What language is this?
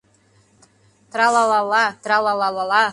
Mari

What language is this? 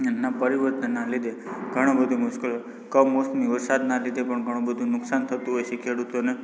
Gujarati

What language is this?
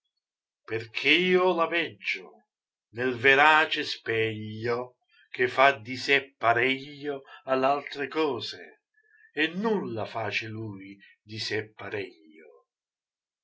Italian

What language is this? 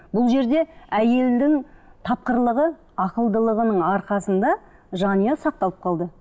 Kazakh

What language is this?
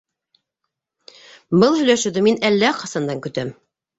Bashkir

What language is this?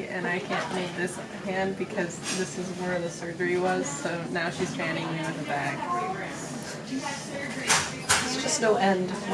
English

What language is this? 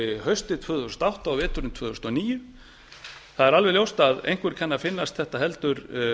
Icelandic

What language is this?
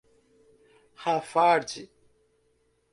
Portuguese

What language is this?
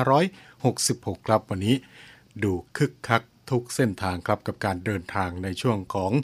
Thai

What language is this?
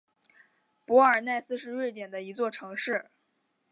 Chinese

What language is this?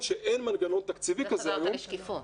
Hebrew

